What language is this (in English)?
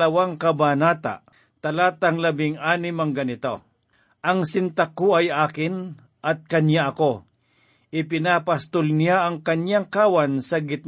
Filipino